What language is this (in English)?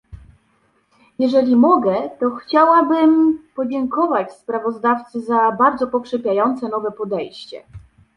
Polish